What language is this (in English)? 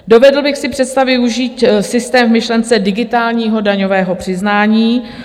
Czech